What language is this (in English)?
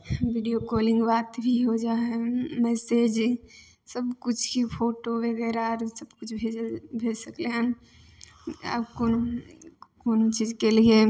Maithili